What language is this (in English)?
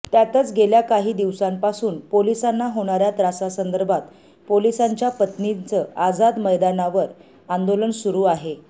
Marathi